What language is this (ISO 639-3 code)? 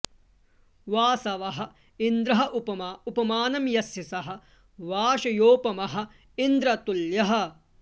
san